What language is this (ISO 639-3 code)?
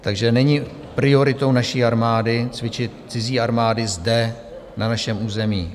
ces